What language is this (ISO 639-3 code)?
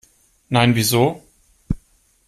deu